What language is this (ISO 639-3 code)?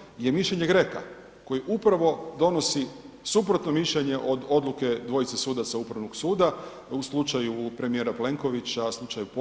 hrv